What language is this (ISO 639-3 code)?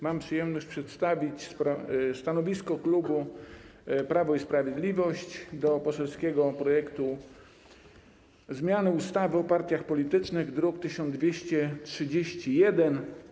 pol